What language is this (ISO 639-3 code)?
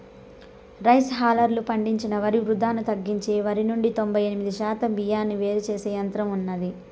tel